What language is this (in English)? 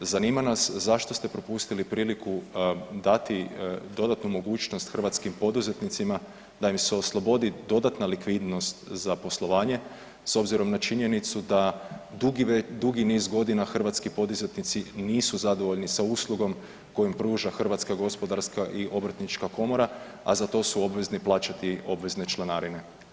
Croatian